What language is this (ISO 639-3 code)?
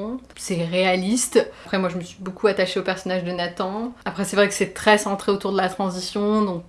fra